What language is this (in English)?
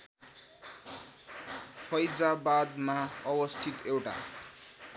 Nepali